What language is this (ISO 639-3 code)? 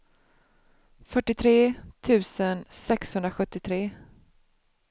swe